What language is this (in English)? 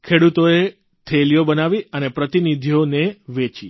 Gujarati